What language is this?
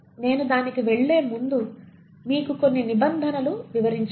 Telugu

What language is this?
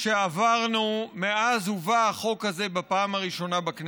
Hebrew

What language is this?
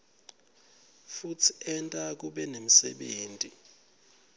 Swati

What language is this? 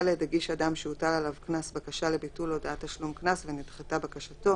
Hebrew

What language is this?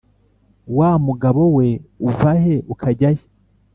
Kinyarwanda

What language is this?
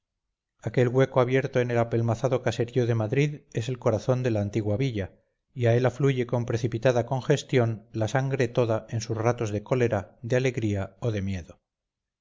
Spanish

